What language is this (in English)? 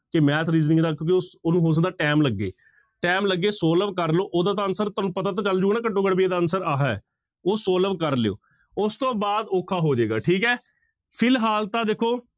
Punjabi